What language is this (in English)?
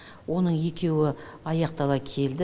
Kazakh